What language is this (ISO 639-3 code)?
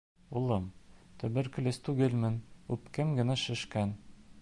bak